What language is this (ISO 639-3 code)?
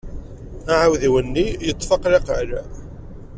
kab